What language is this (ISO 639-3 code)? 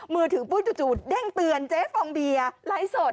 tha